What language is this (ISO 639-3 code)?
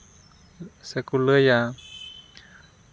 sat